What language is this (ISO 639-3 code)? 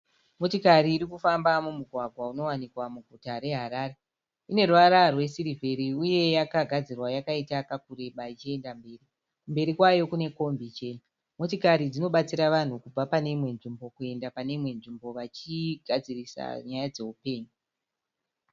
sna